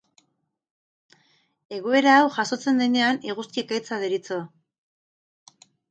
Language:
Basque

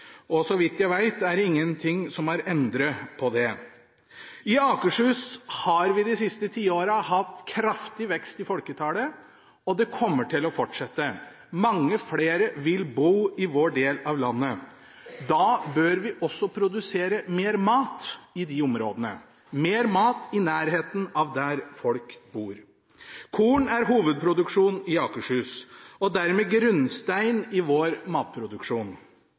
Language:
Norwegian Bokmål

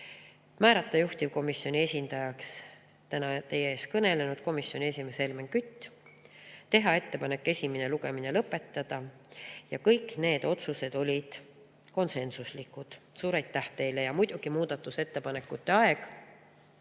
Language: Estonian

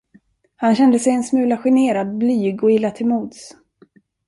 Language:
Swedish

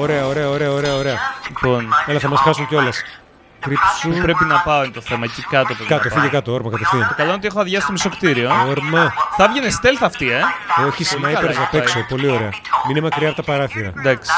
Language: Greek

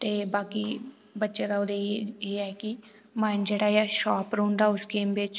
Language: Dogri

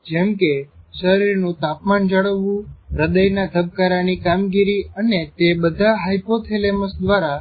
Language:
Gujarati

